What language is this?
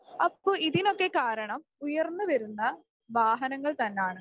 Malayalam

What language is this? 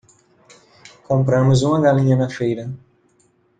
Portuguese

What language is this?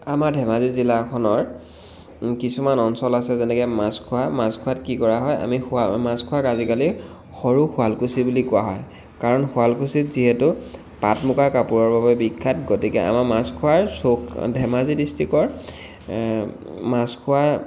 Assamese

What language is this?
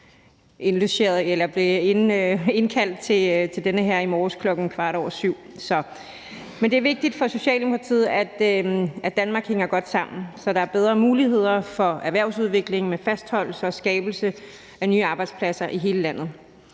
Danish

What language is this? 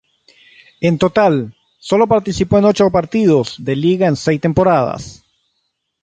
Spanish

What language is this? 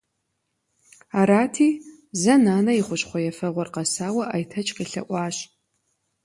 Kabardian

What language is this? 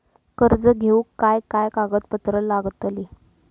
Marathi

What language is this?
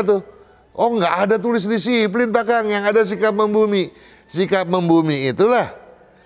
Indonesian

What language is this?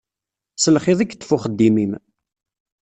Kabyle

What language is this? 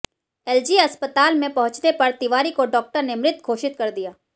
Hindi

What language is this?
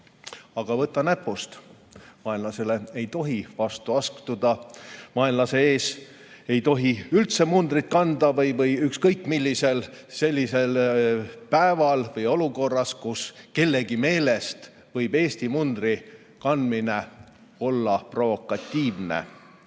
Estonian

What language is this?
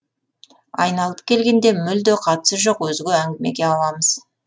Kazakh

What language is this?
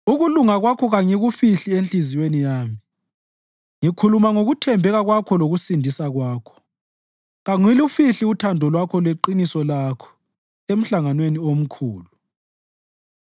North Ndebele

